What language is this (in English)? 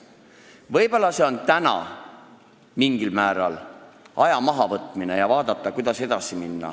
Estonian